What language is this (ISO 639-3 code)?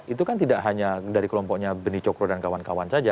ind